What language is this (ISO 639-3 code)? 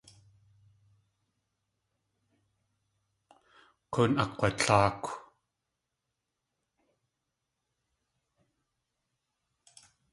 tli